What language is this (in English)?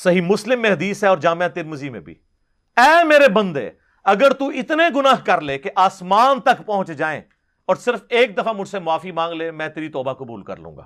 Urdu